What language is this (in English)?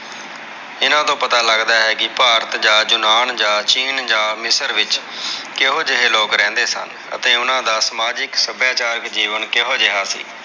Punjabi